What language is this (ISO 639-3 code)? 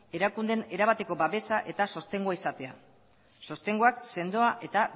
eus